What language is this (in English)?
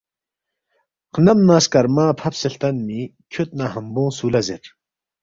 Balti